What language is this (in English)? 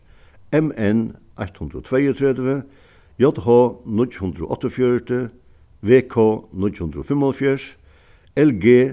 Faroese